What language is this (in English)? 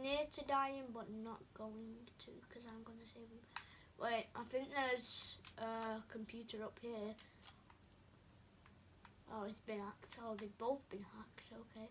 English